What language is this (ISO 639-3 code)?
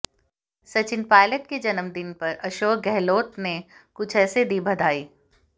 hin